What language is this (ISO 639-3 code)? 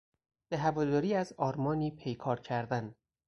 fas